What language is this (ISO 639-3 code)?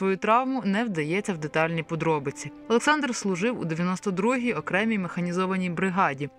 ukr